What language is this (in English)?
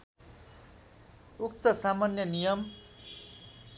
Nepali